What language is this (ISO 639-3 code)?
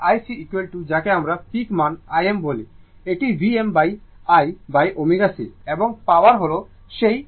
ben